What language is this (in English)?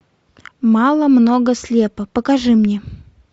Russian